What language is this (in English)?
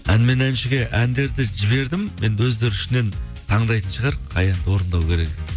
Kazakh